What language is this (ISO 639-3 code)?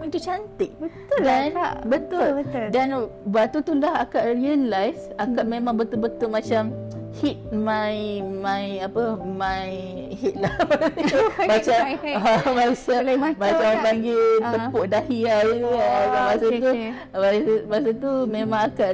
msa